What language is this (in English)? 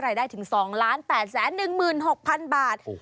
Thai